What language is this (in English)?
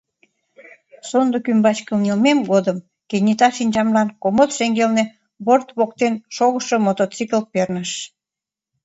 Mari